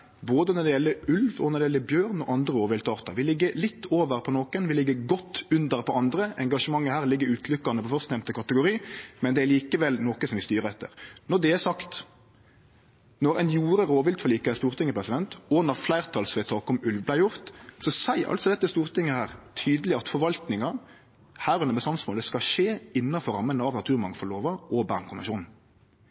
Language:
Norwegian Nynorsk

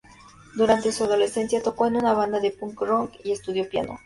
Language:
Spanish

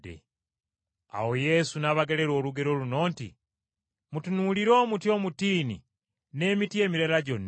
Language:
Ganda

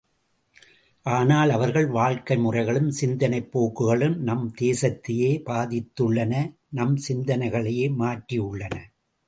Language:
Tamil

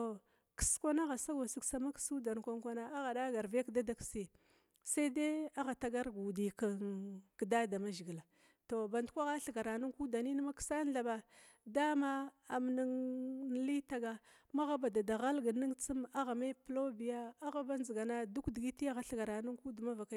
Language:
Glavda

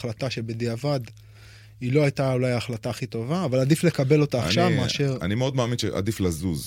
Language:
Hebrew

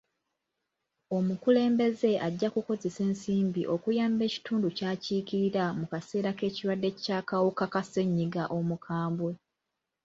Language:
Ganda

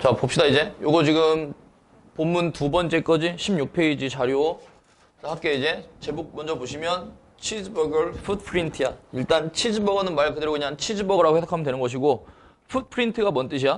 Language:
Korean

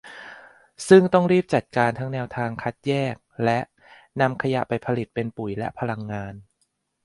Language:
Thai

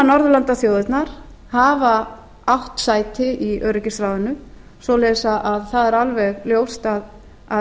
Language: Icelandic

